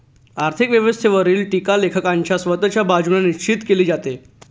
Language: Marathi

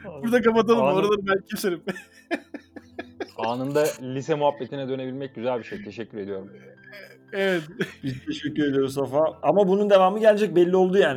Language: Turkish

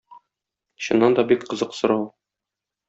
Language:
Tatar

